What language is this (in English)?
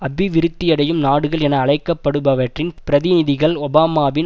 Tamil